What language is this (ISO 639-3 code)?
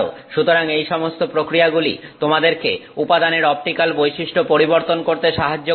ben